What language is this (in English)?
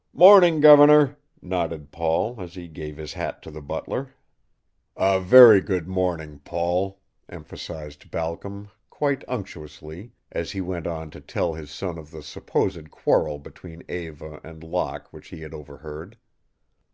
English